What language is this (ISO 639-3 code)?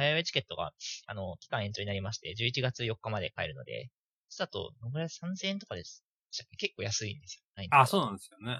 jpn